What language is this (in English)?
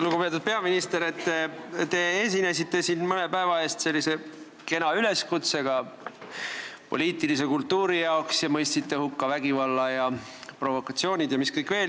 Estonian